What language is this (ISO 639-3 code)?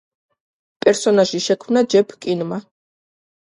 kat